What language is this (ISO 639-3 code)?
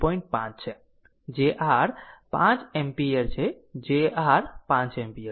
guj